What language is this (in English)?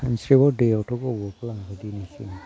Bodo